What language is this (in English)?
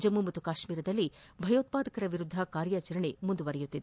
Kannada